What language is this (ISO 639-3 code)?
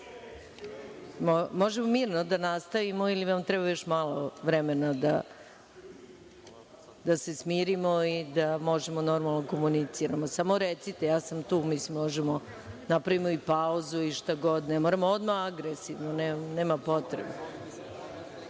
srp